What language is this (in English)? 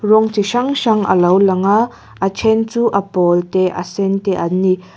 Mizo